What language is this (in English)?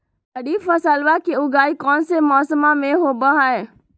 Magahi